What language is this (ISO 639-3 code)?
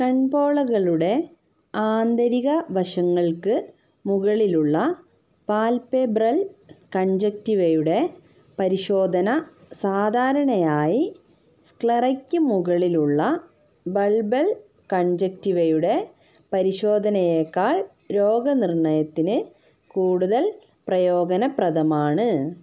mal